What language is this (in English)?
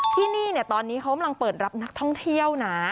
Thai